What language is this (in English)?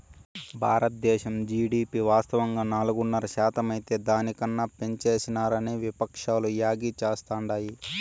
Telugu